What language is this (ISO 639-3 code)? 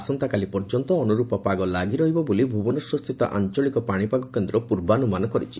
ori